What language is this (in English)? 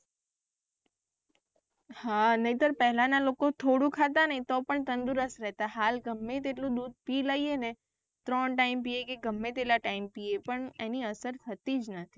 Gujarati